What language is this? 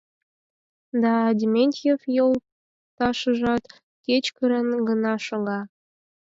Mari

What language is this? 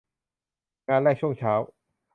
Thai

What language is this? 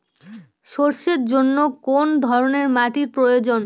Bangla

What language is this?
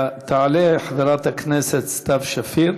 Hebrew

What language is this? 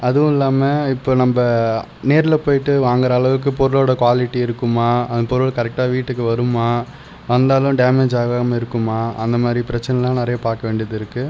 Tamil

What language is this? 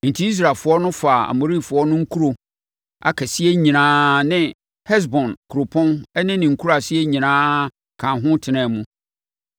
Akan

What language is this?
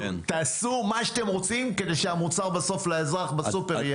Hebrew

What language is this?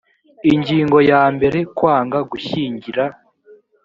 Kinyarwanda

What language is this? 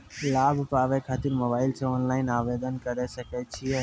Maithili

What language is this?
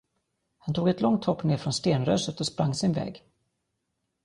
Swedish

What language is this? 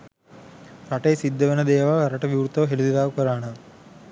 Sinhala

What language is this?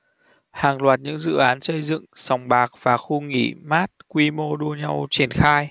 Vietnamese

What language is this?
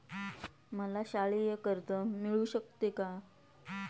Marathi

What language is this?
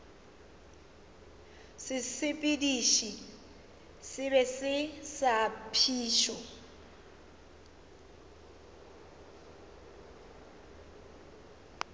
Northern Sotho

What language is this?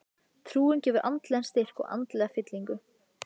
Icelandic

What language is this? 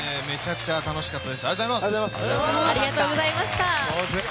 Japanese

